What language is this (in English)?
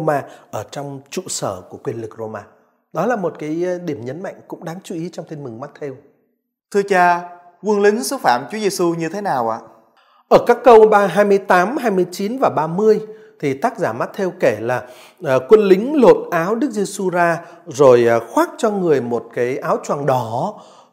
Vietnamese